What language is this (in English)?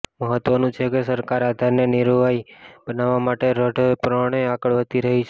Gujarati